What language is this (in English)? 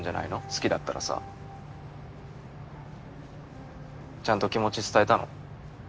Japanese